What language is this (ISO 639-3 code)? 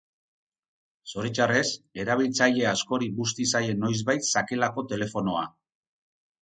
eus